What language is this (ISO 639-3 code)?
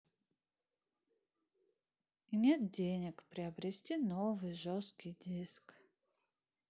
rus